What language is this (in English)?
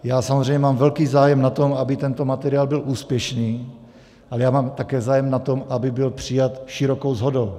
Czech